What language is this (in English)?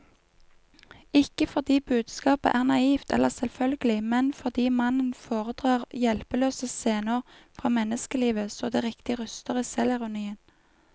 Norwegian